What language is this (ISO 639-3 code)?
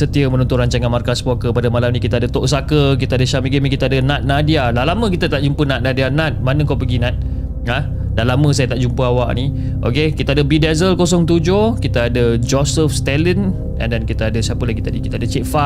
msa